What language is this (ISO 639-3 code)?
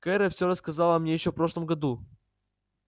rus